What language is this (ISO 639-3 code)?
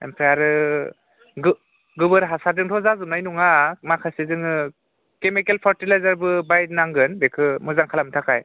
brx